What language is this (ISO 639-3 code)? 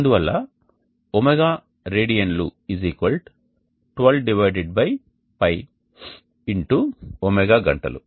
tel